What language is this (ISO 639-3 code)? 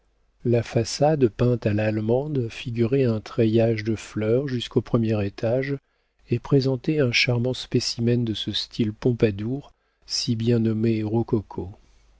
fra